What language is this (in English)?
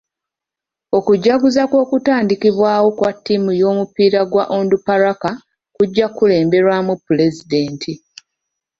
Ganda